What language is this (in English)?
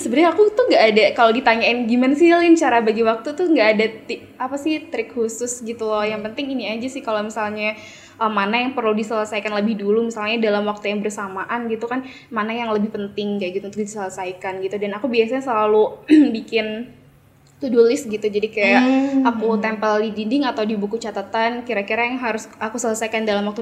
Indonesian